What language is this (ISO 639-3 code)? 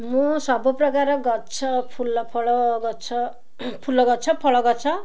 ori